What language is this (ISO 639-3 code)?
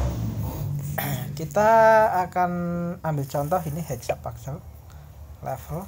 ind